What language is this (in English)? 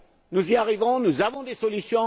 French